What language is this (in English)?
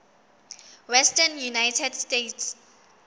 Southern Sotho